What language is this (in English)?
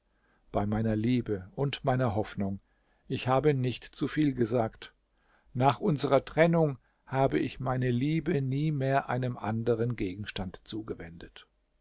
German